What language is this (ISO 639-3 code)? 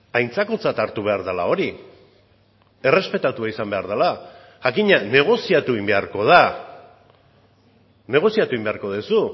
eus